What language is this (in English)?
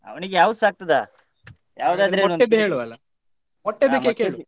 Kannada